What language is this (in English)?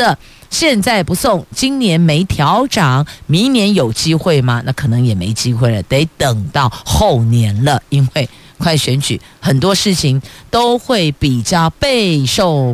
Chinese